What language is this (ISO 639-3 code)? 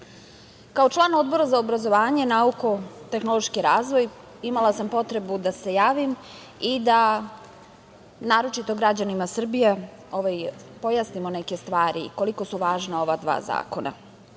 srp